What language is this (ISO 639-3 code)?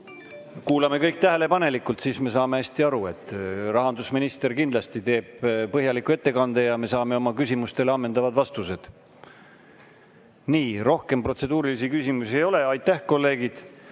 est